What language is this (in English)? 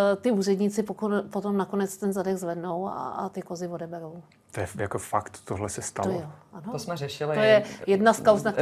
Czech